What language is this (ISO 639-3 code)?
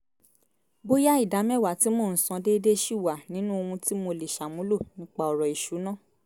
yor